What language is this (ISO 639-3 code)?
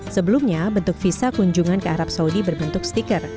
ind